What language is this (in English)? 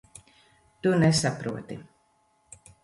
Latvian